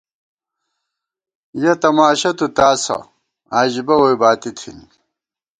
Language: Gawar-Bati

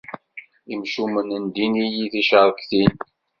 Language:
Kabyle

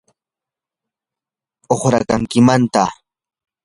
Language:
Yanahuanca Pasco Quechua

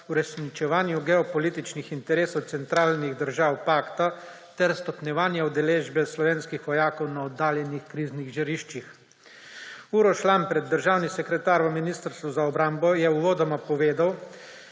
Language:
Slovenian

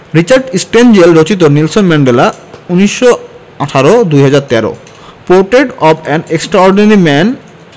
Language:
Bangla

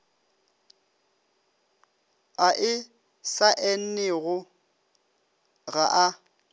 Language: Northern Sotho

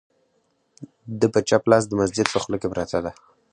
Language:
Pashto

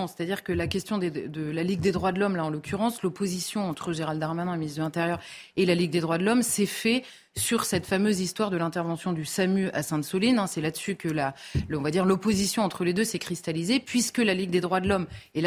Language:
French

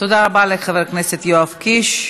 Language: Hebrew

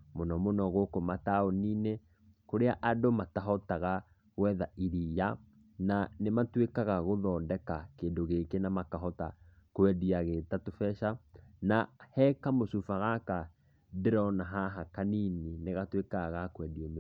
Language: Kikuyu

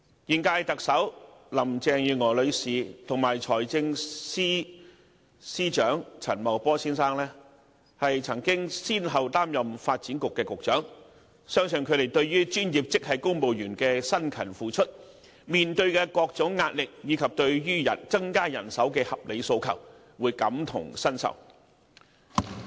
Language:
Cantonese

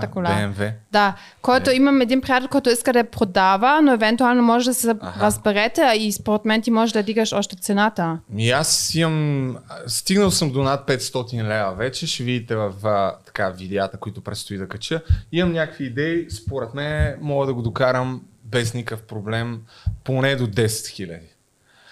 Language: Bulgarian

